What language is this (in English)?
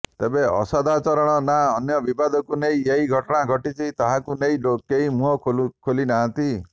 Odia